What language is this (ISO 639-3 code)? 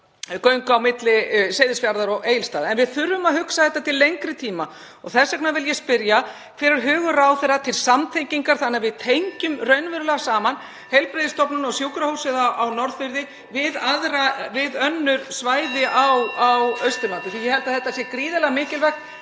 isl